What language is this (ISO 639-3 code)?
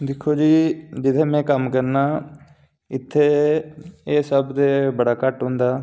doi